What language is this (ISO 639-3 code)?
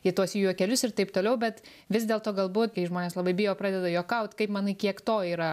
lit